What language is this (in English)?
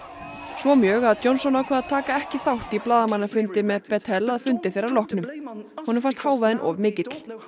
Icelandic